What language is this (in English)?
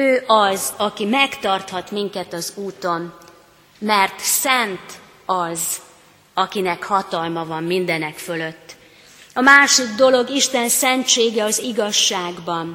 Hungarian